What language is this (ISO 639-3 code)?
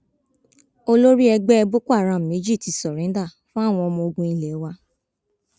yor